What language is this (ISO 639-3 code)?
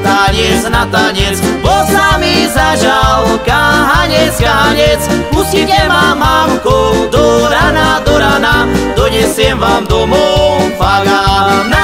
slk